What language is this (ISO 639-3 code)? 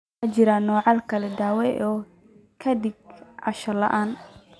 som